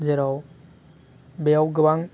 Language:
Bodo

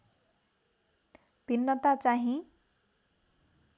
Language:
Nepali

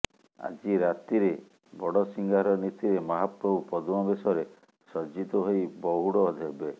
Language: Odia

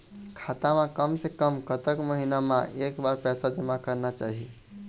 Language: Chhattisgarhi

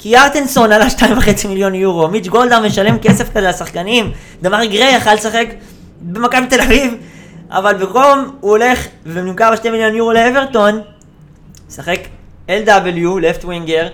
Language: Hebrew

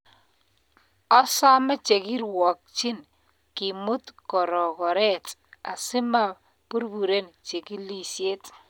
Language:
Kalenjin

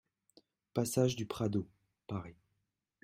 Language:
French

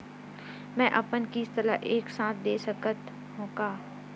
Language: Chhattisgarhi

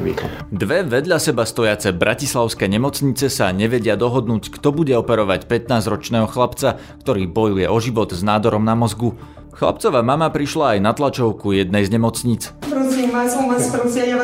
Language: Slovak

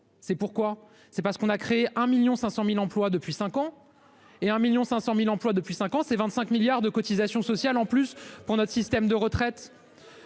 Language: French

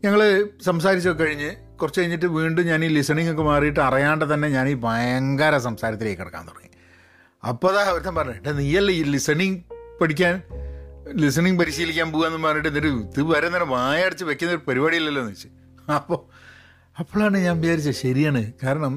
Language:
Malayalam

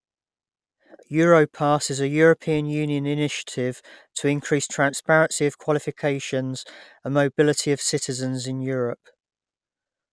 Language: English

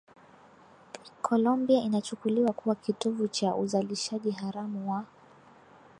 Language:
Swahili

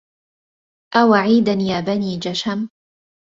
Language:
Arabic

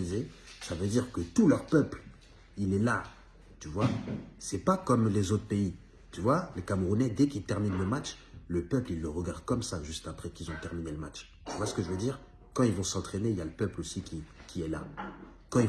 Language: French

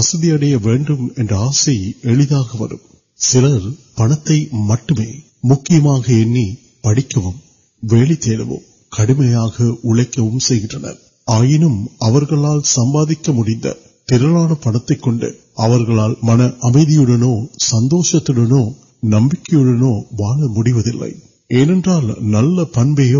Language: Urdu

